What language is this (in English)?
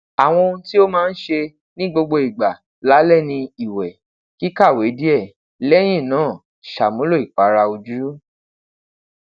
Yoruba